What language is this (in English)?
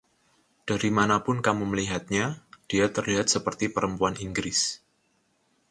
Indonesian